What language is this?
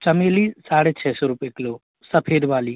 Hindi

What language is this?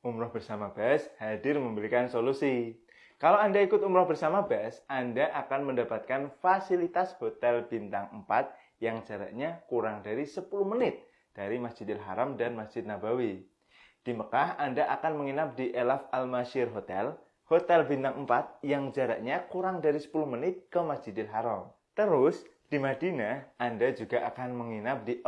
Indonesian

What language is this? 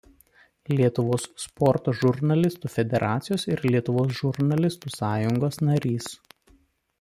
Lithuanian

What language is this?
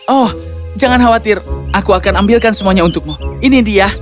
Indonesian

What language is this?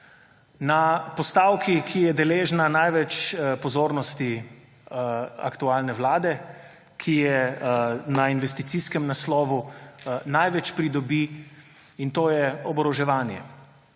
Slovenian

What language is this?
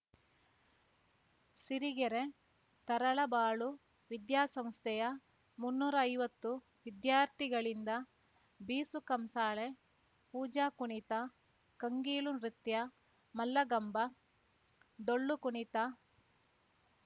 Kannada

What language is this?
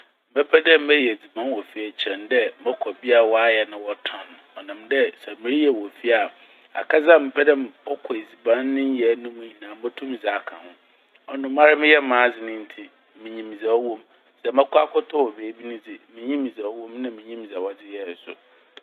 Akan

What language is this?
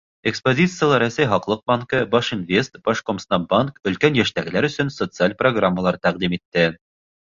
Bashkir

